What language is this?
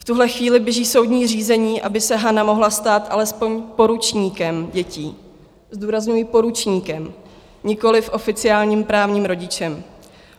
Czech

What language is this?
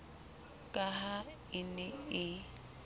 Southern Sotho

